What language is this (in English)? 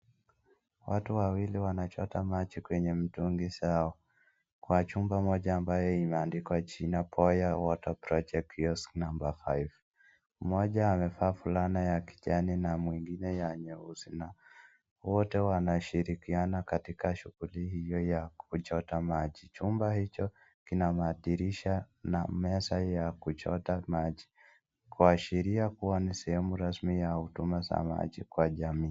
Swahili